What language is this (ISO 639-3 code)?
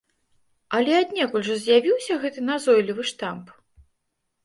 bel